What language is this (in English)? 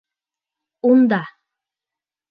Bashkir